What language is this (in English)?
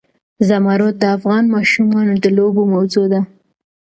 Pashto